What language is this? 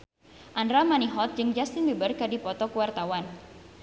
Sundanese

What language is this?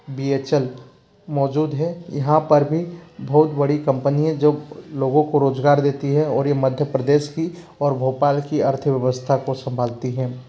Hindi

